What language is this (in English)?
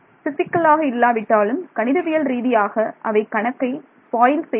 Tamil